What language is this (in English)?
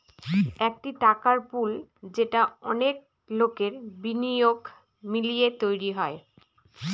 Bangla